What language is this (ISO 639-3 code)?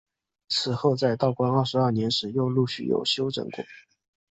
zho